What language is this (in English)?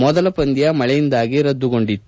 Kannada